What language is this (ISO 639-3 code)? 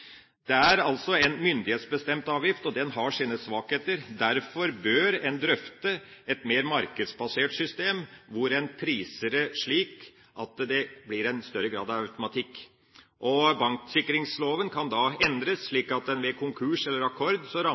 nob